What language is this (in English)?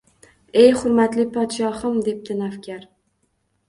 Uzbek